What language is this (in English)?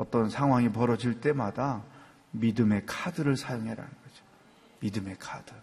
Korean